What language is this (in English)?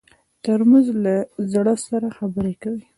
Pashto